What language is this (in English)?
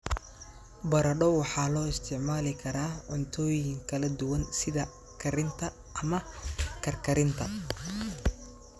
Somali